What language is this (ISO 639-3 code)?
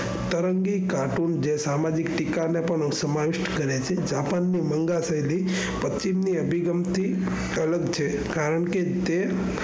guj